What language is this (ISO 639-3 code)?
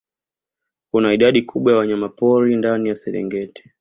swa